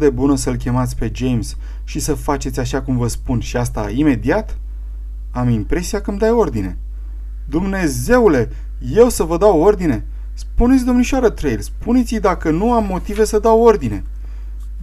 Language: Romanian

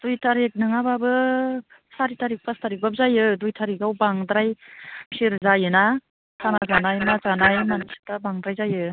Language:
Bodo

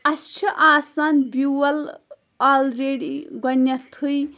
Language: Kashmiri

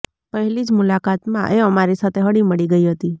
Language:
Gujarati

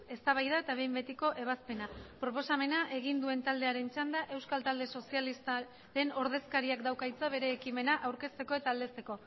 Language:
Basque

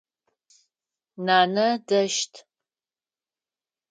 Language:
Adyghe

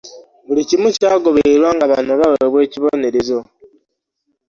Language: Ganda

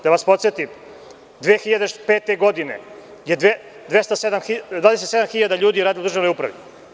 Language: Serbian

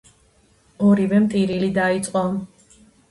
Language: Georgian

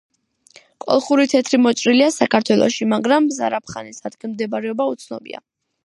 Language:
Georgian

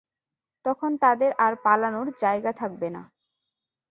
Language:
Bangla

